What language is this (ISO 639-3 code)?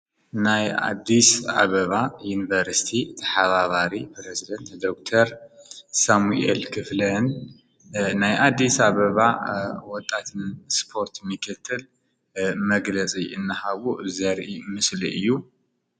tir